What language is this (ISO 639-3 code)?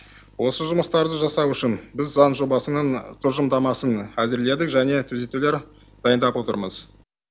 kaz